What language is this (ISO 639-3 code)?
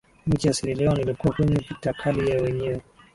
swa